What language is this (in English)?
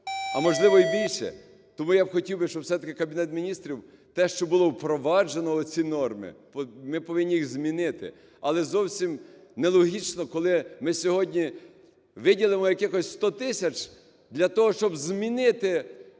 Ukrainian